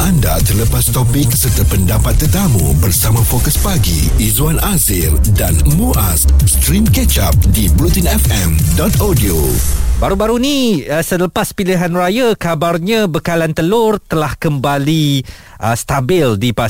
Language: Malay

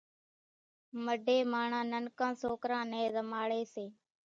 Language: Kachi Koli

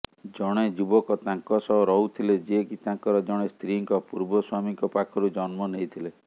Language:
Odia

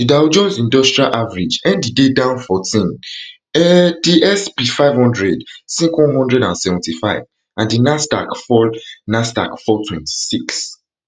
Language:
Nigerian Pidgin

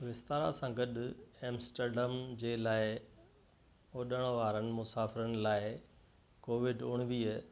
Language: Sindhi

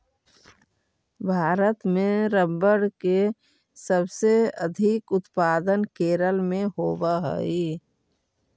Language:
Magahi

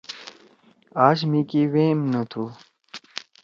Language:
Torwali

